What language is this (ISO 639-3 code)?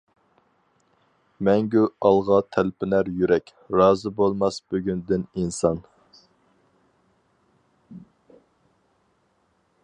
uig